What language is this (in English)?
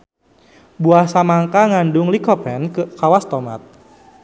Sundanese